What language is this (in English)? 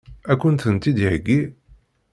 Kabyle